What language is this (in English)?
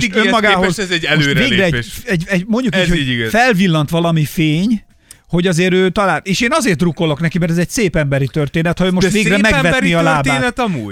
Hungarian